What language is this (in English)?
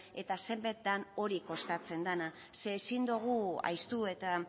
Basque